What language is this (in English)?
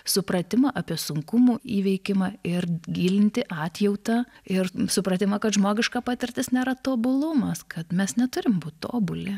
Lithuanian